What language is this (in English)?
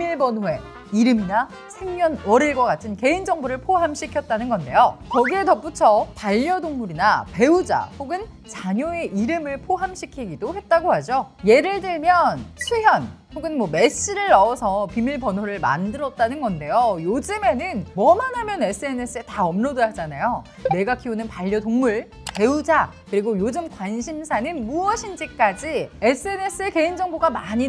Korean